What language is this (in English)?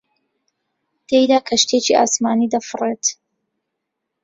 Central Kurdish